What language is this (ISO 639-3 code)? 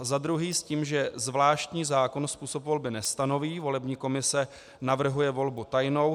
ces